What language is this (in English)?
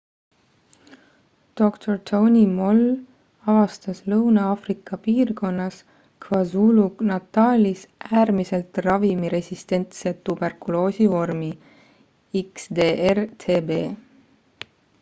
Estonian